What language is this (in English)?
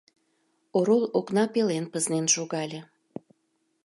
Mari